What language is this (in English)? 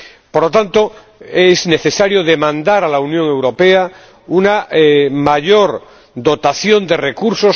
Spanish